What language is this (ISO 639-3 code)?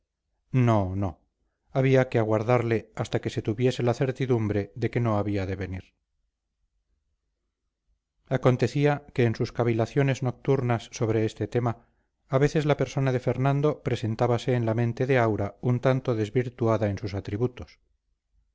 spa